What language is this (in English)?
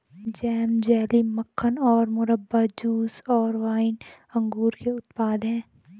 Hindi